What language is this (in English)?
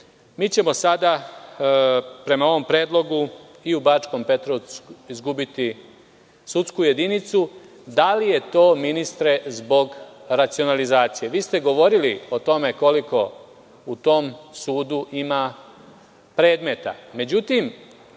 Serbian